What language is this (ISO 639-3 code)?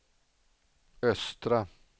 swe